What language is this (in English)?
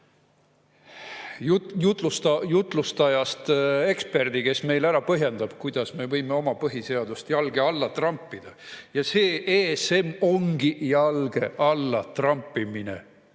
Estonian